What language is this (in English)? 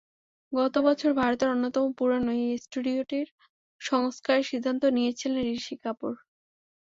Bangla